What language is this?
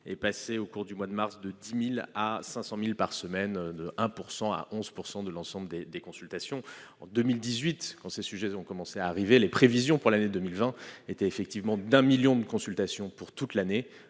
French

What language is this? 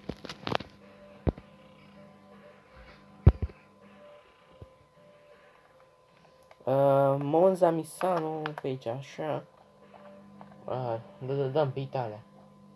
Romanian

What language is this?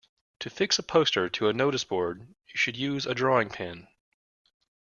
English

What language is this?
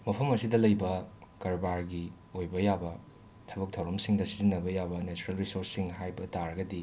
Manipuri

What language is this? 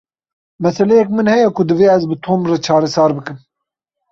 Kurdish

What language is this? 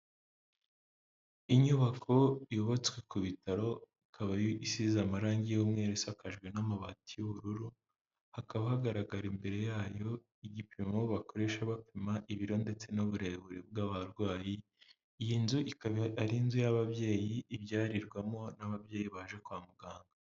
Kinyarwanda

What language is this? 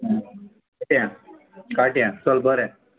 Konkani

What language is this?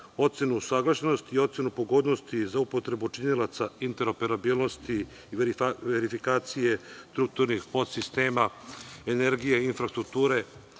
Serbian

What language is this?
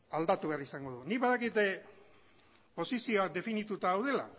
Basque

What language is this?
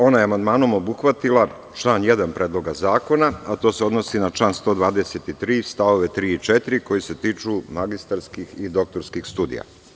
Serbian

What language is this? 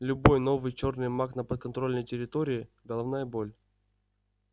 Russian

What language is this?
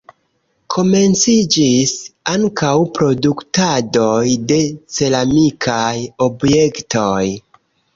Esperanto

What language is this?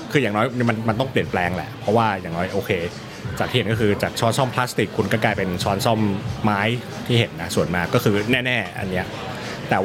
Thai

